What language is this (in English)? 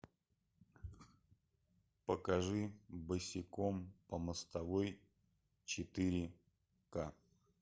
Russian